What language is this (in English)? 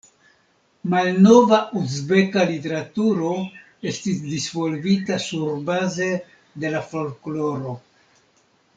Esperanto